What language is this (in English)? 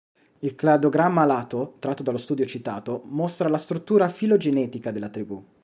Italian